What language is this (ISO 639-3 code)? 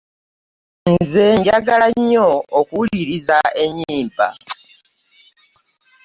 lug